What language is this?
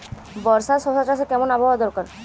Bangla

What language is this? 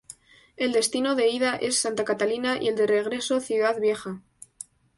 Spanish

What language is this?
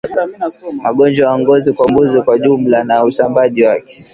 Swahili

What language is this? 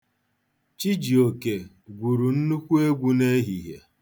Igbo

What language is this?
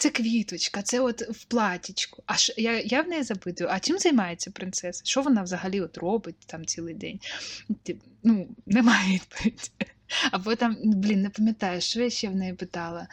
Ukrainian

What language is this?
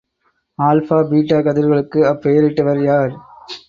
Tamil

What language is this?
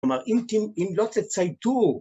Hebrew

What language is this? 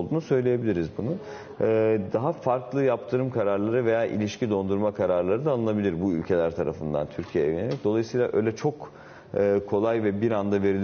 Turkish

